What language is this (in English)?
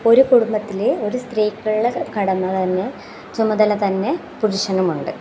Malayalam